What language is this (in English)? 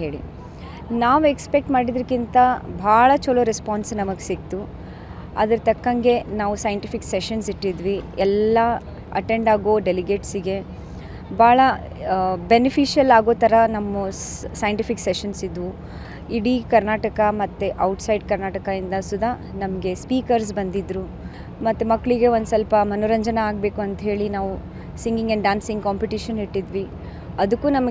Kannada